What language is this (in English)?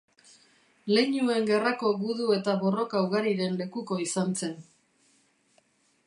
Basque